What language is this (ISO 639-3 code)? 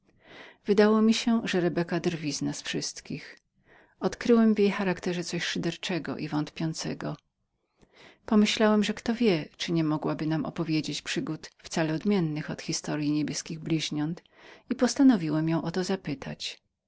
pol